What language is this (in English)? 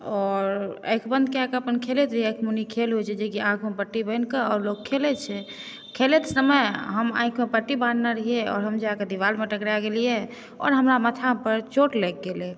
Maithili